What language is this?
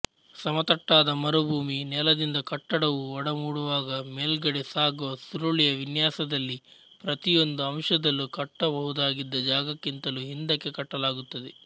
Kannada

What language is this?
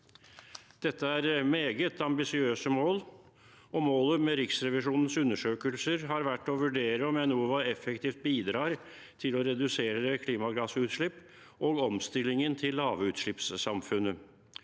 Norwegian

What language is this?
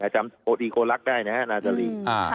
Thai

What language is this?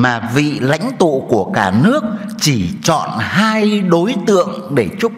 Vietnamese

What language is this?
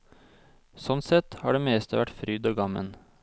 Norwegian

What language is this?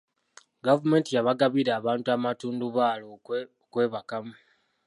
Ganda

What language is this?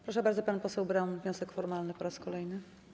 Polish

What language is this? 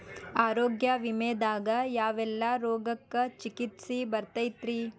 Kannada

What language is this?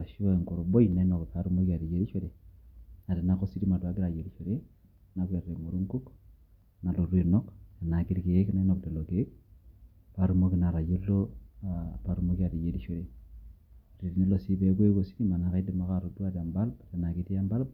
Masai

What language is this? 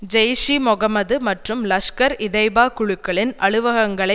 Tamil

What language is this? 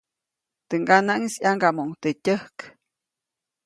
Copainalá Zoque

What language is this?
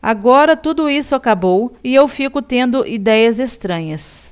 Portuguese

